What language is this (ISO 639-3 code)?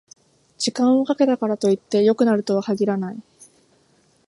jpn